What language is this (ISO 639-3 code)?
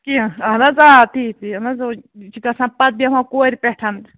kas